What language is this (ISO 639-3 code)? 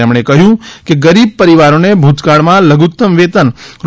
guj